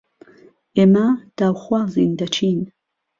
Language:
Central Kurdish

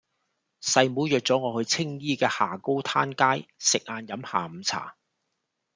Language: Cantonese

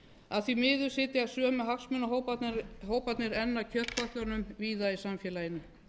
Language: Icelandic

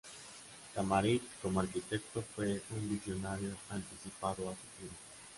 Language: Spanish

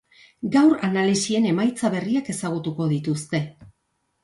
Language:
Basque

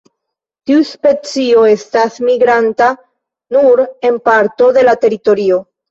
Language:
Esperanto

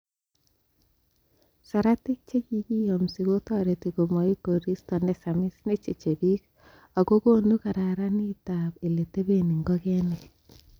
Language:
Kalenjin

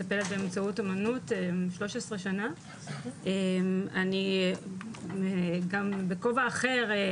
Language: Hebrew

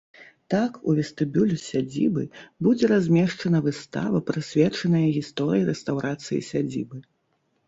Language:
Belarusian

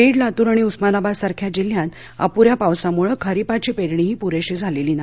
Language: Marathi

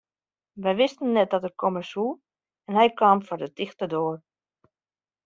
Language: Western Frisian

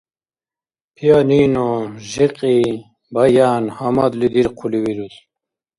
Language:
Dargwa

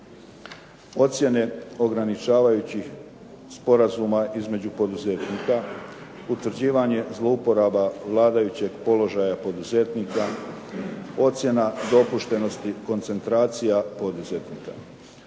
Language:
Croatian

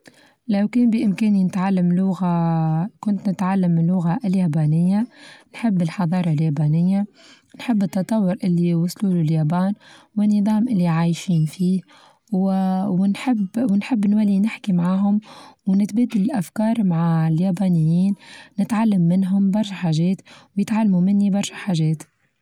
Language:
Tunisian Arabic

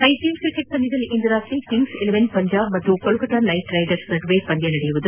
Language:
Kannada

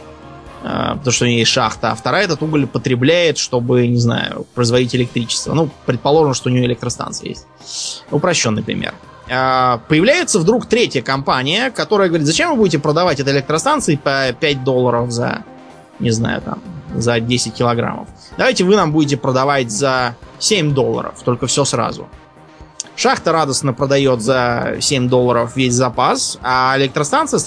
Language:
Russian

